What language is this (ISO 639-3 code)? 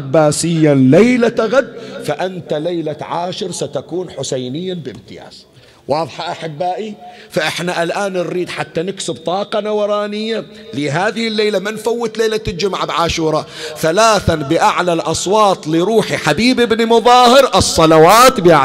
ara